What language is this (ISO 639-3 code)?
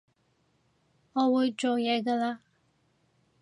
yue